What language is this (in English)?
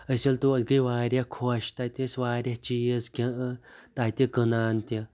Kashmiri